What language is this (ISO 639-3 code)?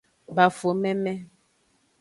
ajg